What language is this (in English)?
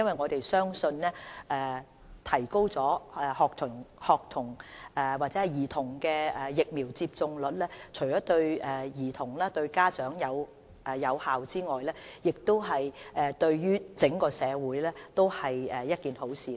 Cantonese